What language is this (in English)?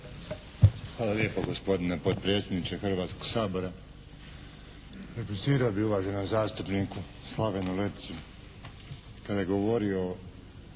Croatian